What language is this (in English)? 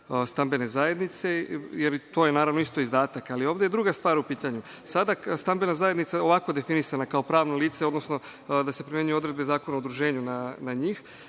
Serbian